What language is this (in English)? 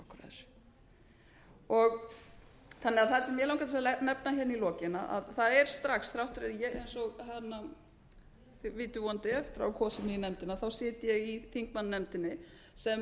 Icelandic